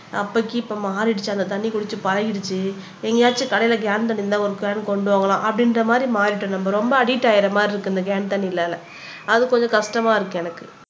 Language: Tamil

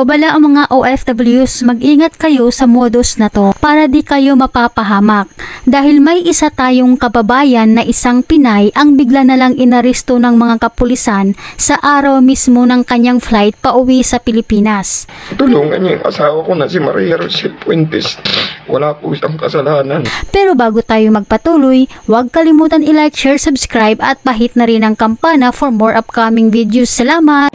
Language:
Filipino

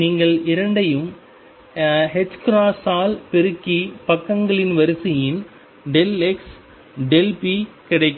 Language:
Tamil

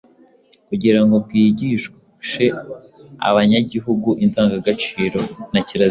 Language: Kinyarwanda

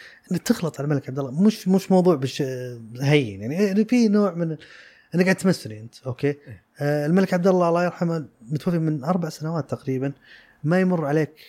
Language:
Arabic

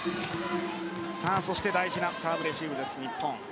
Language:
Japanese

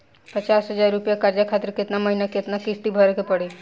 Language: Bhojpuri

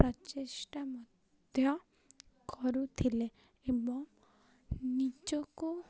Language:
Odia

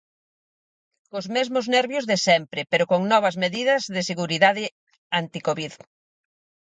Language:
Galician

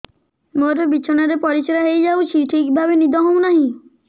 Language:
Odia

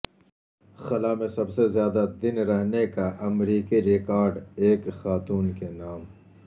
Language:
Urdu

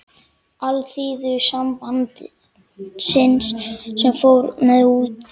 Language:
Icelandic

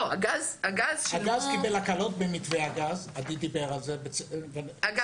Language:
Hebrew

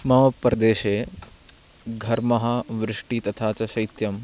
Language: Sanskrit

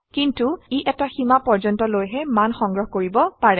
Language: Assamese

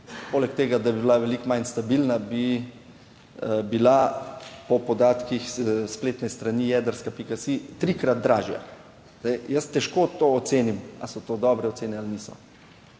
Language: Slovenian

